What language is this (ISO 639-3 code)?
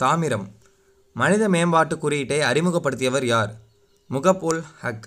hin